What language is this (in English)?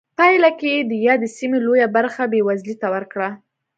Pashto